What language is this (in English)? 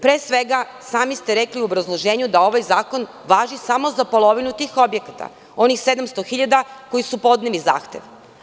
Serbian